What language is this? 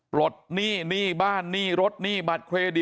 Thai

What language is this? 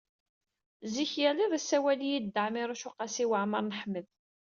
Kabyle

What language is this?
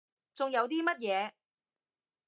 Cantonese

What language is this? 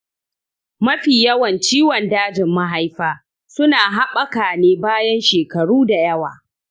Hausa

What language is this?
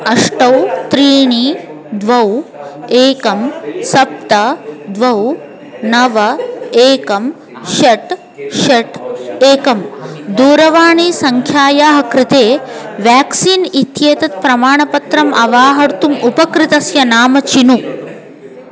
Sanskrit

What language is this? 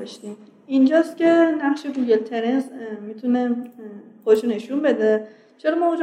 Persian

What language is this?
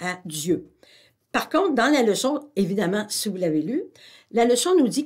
French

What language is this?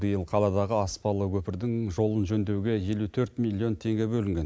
Kazakh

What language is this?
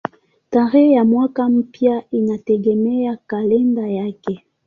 Swahili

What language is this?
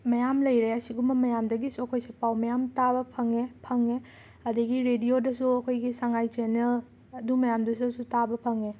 Manipuri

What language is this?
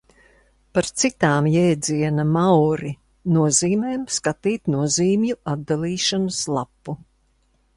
Latvian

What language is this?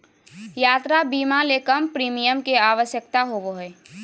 Magahi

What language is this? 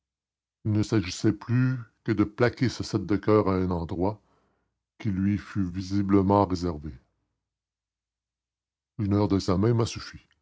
French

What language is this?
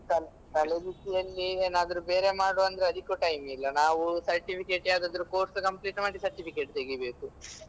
Kannada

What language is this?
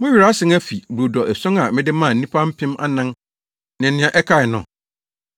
Akan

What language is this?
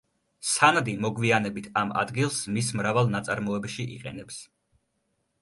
Georgian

